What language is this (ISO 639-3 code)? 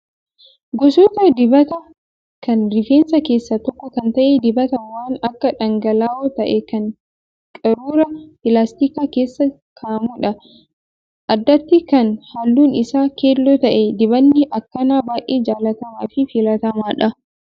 orm